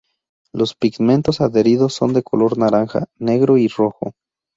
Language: Spanish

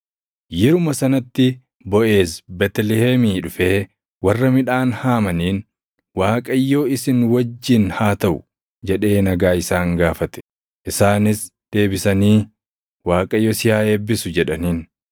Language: Oromo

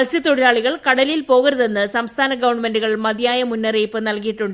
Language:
Malayalam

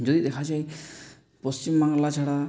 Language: Bangla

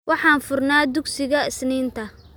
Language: Somali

